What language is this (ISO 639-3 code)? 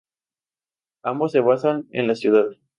spa